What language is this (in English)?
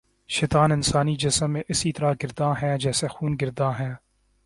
Urdu